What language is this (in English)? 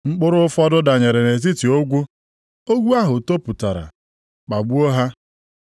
Igbo